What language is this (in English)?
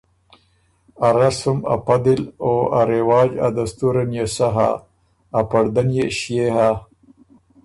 Ormuri